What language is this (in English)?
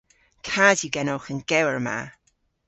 Cornish